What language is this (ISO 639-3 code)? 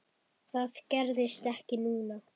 isl